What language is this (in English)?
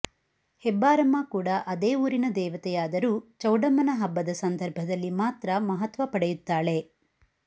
Kannada